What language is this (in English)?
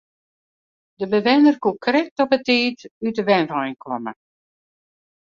Western Frisian